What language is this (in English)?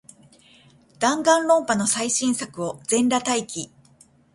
Japanese